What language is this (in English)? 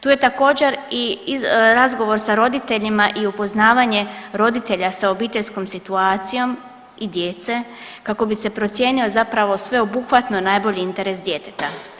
Croatian